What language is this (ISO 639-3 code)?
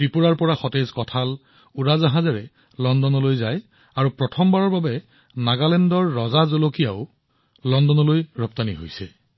asm